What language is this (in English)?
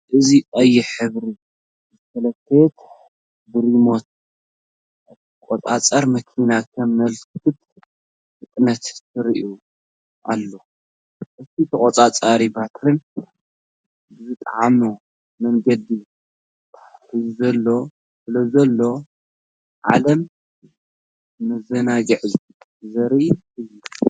Tigrinya